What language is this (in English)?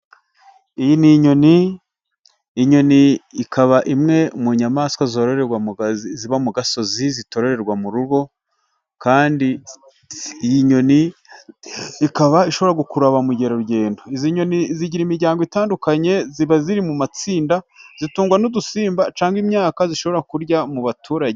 Kinyarwanda